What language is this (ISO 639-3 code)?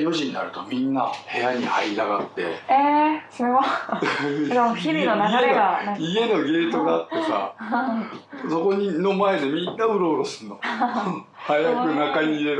jpn